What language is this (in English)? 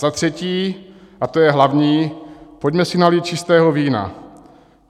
Czech